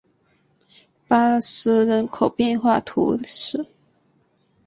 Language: Chinese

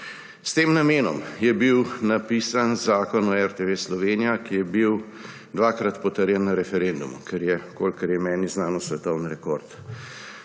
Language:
Slovenian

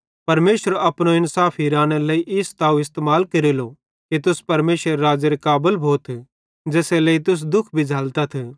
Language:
Bhadrawahi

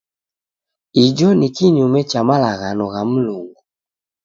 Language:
Taita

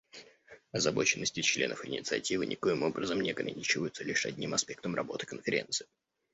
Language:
Russian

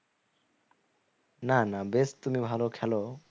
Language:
Bangla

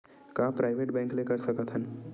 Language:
Chhattisgarhi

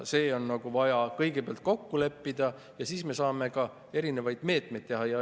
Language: Estonian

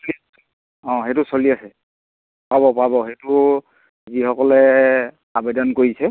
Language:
Assamese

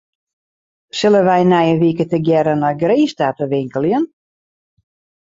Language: Western Frisian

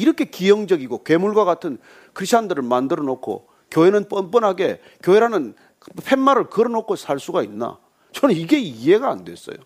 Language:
Korean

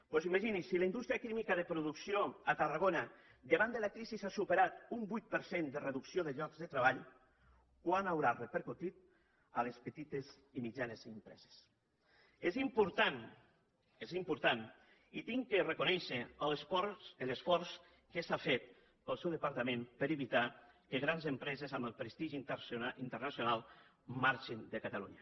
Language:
Catalan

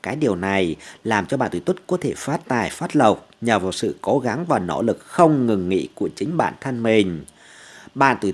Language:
Vietnamese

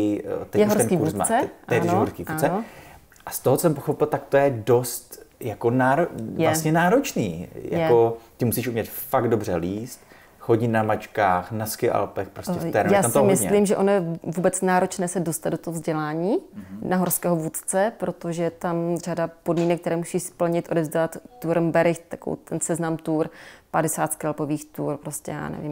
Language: Czech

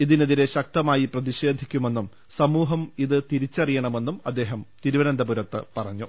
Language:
Malayalam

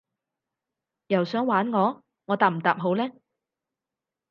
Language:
Cantonese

